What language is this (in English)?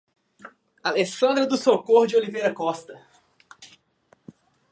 Portuguese